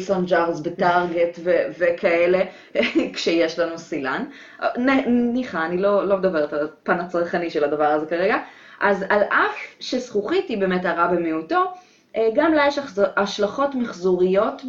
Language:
Hebrew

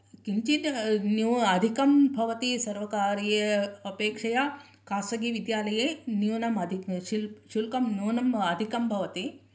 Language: Sanskrit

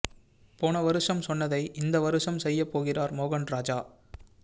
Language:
Tamil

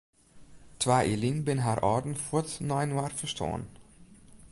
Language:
Western Frisian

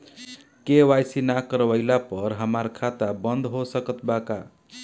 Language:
Bhojpuri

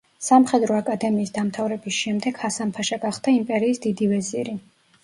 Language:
Georgian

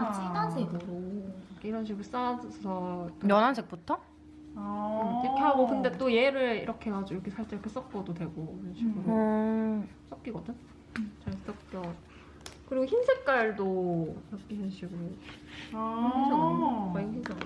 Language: Korean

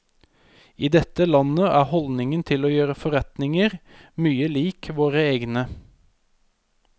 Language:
Norwegian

